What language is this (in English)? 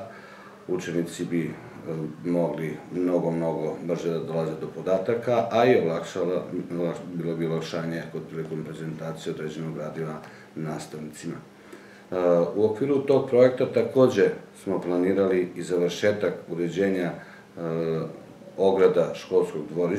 Russian